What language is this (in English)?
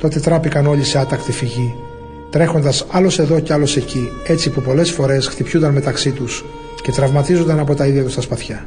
Greek